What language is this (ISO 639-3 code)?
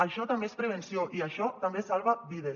cat